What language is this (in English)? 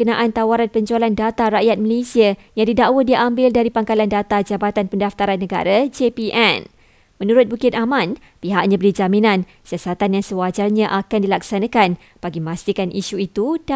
Malay